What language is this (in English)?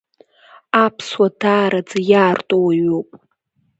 Abkhazian